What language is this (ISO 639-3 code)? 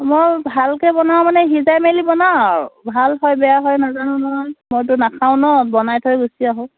asm